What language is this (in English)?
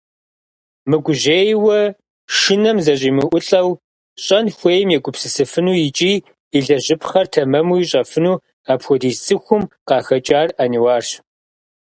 Kabardian